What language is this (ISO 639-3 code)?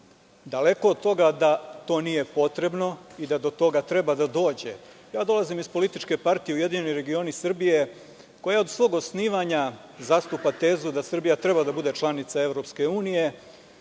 srp